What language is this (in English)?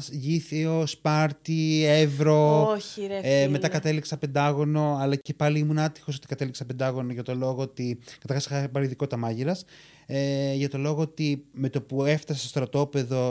Greek